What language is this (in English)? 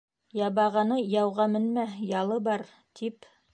Bashkir